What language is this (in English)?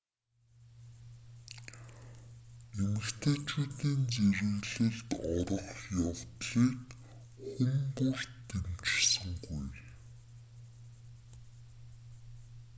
Mongolian